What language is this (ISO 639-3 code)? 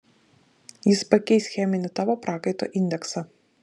lit